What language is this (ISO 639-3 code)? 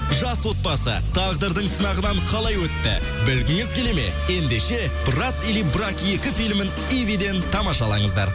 kaz